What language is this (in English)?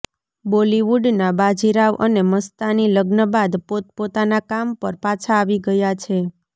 Gujarati